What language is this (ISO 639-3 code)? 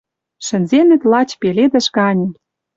mrj